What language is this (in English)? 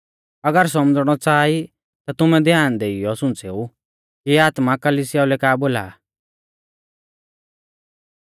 Mahasu Pahari